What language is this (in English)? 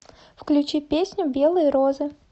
Russian